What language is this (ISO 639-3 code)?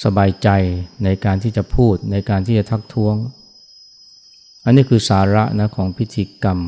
tha